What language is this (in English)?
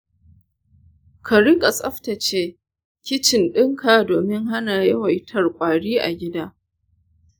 Hausa